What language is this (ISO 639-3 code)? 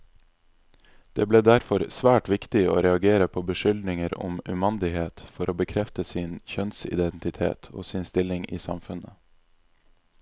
nor